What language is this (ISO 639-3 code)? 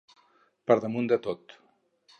cat